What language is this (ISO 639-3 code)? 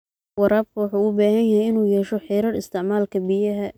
som